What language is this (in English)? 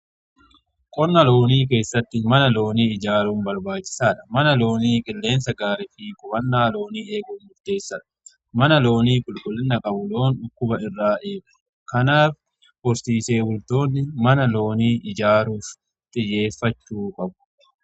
Oromo